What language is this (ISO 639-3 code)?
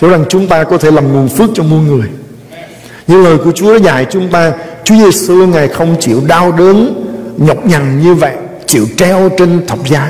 vie